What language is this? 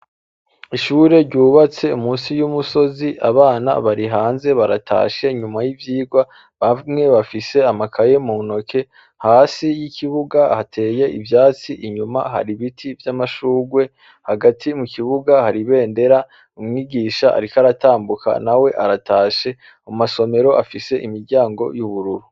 Rundi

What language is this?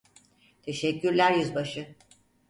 Turkish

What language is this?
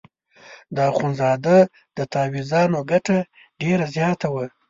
Pashto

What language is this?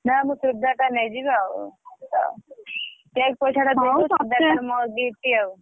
Odia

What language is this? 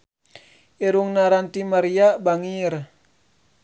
Sundanese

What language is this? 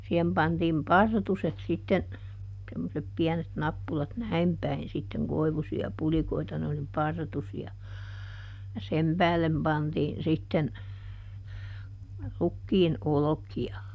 Finnish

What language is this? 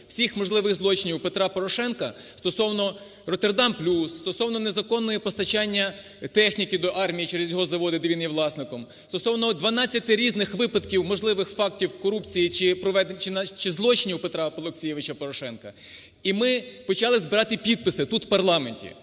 Ukrainian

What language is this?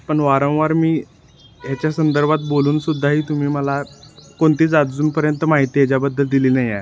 Marathi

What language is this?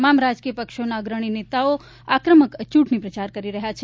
Gujarati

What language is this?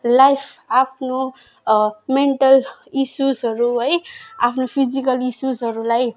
Nepali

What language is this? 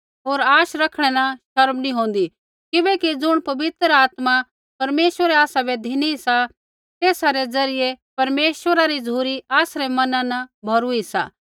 Kullu Pahari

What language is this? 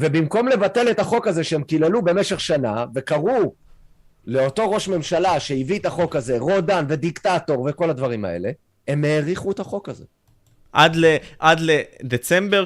Hebrew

